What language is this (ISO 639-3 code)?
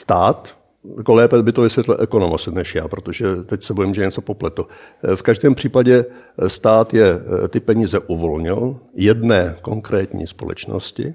ces